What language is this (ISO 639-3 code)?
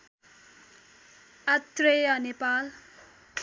nep